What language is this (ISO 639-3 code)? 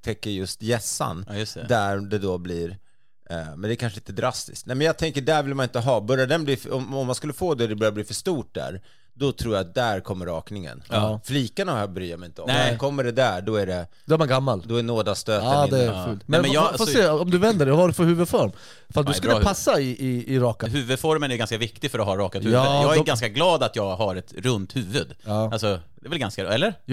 swe